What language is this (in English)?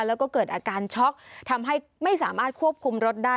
Thai